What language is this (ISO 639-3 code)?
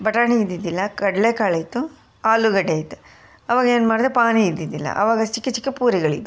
kan